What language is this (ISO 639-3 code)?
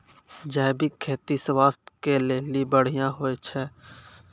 mai